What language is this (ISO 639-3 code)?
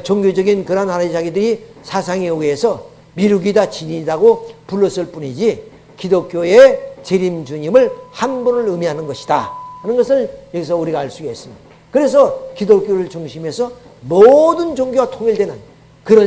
kor